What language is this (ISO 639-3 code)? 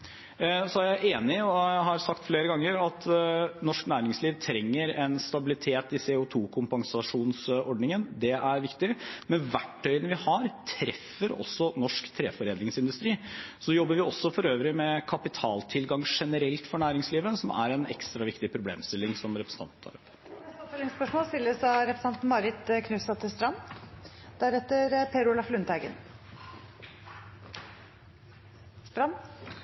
nor